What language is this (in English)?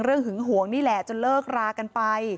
Thai